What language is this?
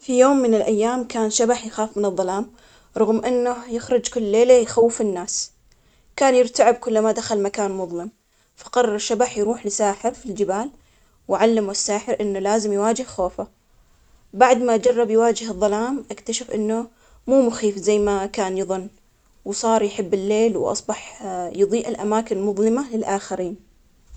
Omani Arabic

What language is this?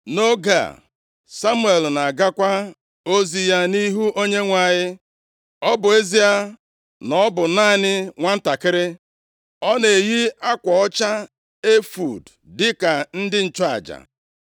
Igbo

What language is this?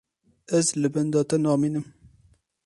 Kurdish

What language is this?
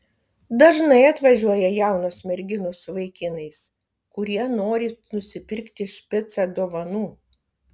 Lithuanian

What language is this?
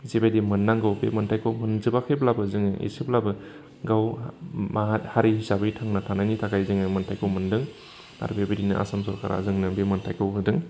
Bodo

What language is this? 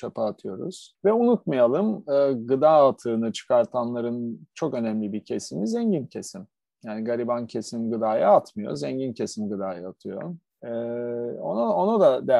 Turkish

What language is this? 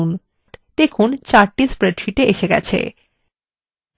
Bangla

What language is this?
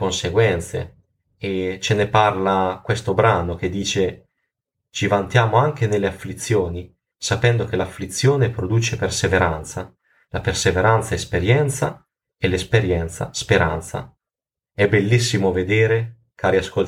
Italian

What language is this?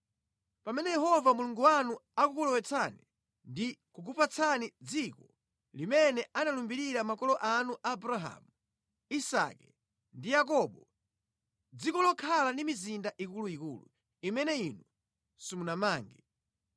Nyanja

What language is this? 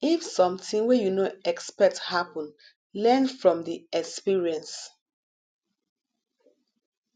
Nigerian Pidgin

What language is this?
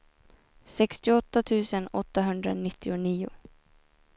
Swedish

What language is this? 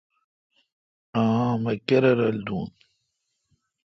Kalkoti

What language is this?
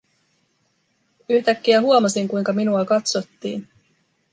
Finnish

